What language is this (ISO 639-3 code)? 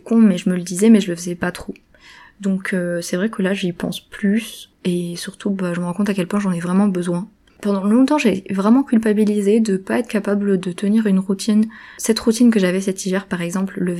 fra